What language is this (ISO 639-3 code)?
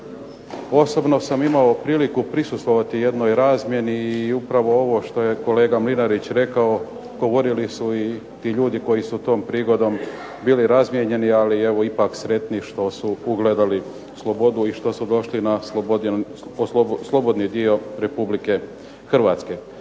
hrv